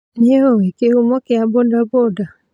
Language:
Kikuyu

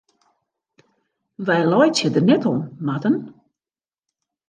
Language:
Western Frisian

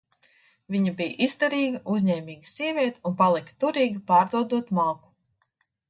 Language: Latvian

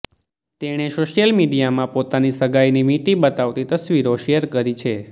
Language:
Gujarati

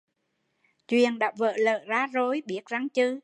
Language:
Vietnamese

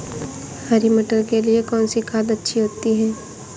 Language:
Hindi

